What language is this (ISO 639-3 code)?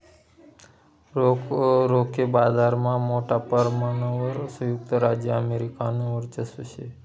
mar